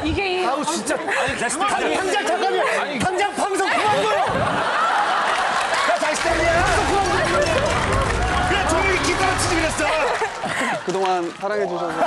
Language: Korean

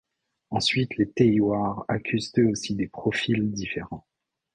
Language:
French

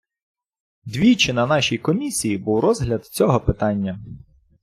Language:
Ukrainian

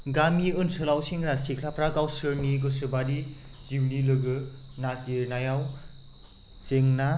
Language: Bodo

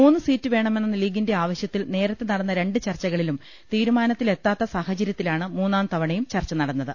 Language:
Malayalam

